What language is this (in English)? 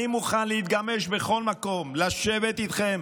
Hebrew